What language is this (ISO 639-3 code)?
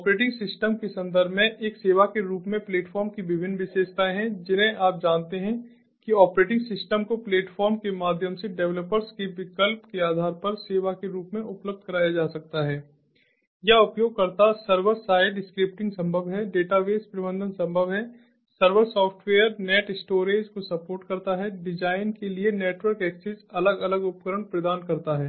hin